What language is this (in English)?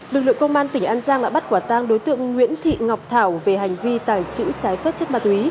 Vietnamese